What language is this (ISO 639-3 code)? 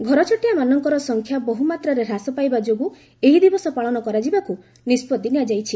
ori